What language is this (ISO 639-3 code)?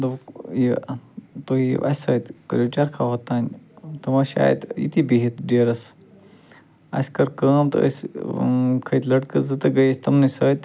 kas